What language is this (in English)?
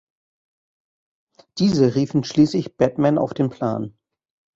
German